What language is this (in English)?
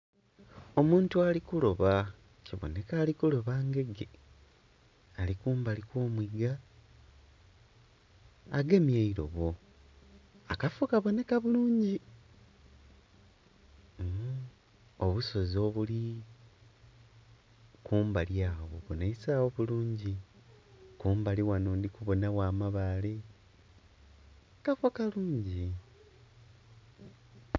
Soga